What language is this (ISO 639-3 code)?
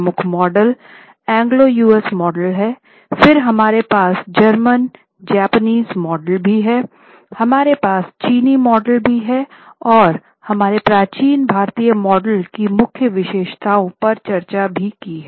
hin